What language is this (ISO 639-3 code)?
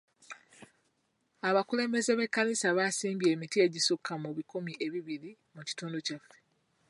lug